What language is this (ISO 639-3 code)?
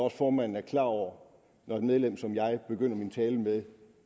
dan